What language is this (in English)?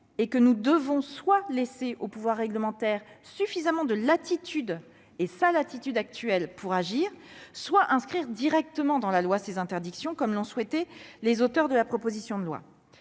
French